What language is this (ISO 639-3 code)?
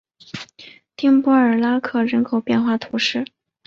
zho